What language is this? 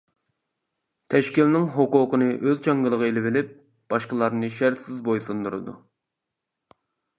Uyghur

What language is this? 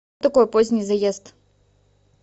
Russian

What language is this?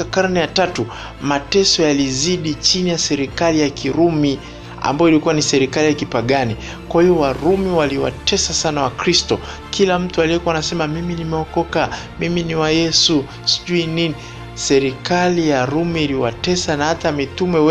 Swahili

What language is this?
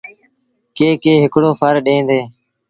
Sindhi Bhil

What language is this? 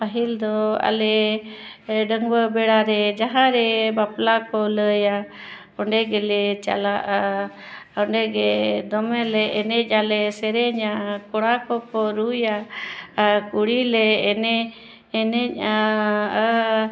Santali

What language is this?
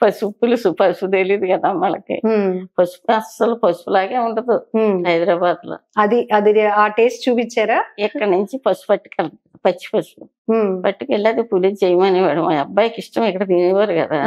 Telugu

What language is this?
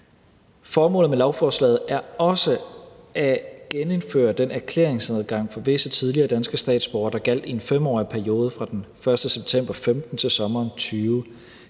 Danish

